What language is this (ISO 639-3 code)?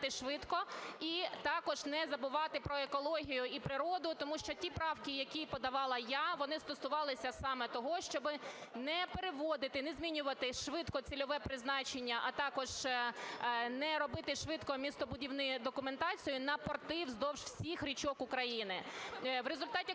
ukr